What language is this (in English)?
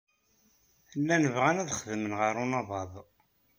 Kabyle